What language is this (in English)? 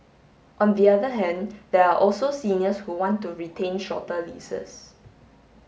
English